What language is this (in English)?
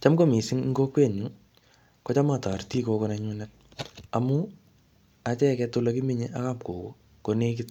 Kalenjin